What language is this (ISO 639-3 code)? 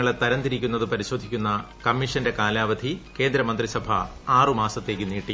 mal